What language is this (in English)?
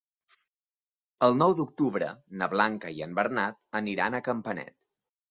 Catalan